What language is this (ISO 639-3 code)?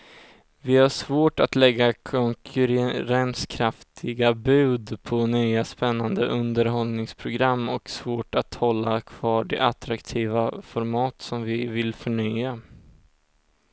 swe